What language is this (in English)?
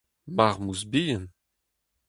Breton